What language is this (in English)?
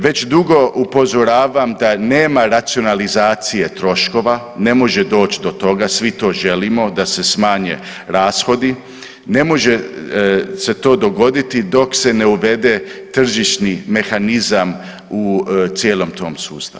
Croatian